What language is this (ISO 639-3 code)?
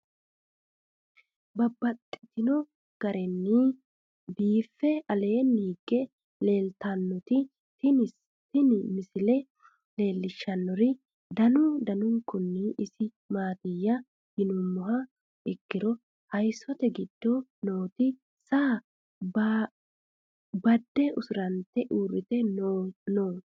sid